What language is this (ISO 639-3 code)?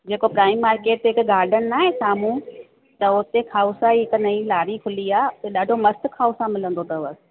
snd